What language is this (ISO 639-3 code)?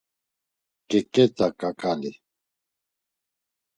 lzz